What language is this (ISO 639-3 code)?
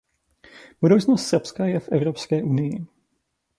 ces